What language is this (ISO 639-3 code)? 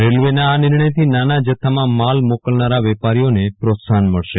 guj